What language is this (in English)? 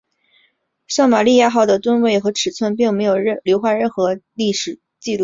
Chinese